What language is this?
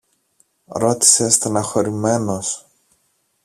Greek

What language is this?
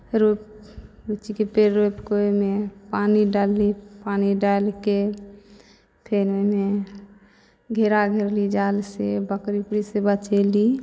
Maithili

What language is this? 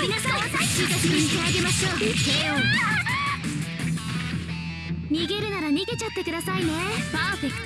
Japanese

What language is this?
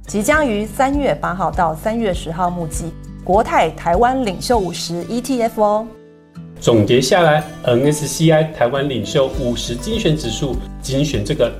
Chinese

